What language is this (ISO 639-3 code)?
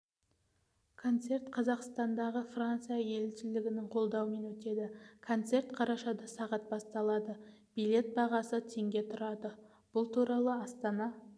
kaz